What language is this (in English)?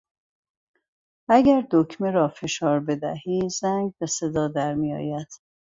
Persian